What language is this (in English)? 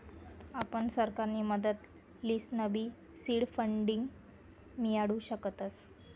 Marathi